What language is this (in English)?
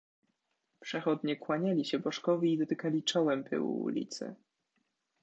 Polish